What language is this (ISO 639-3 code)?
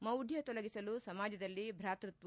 kan